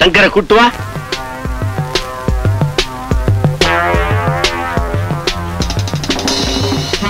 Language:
Indonesian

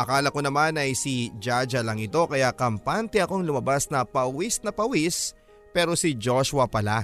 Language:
Filipino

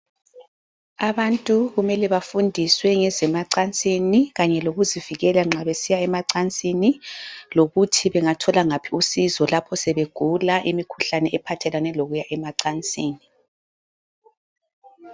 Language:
North Ndebele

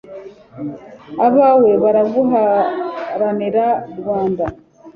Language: Kinyarwanda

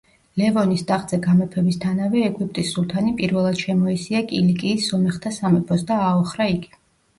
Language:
Georgian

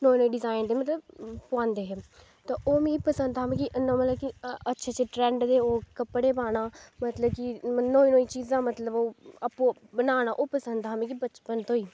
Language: Dogri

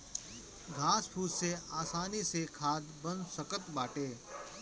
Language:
Bhojpuri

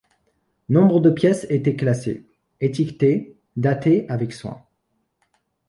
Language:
French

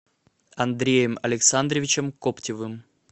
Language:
Russian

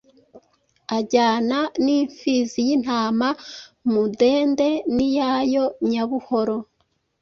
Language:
Kinyarwanda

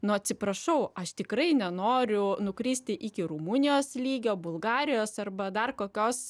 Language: Lithuanian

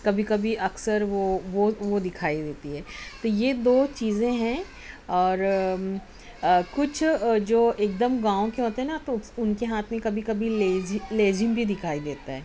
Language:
Urdu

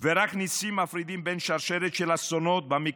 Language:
Hebrew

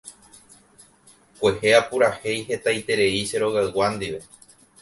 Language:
Guarani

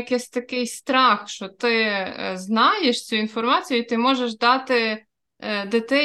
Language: Ukrainian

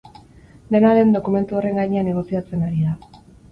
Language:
Basque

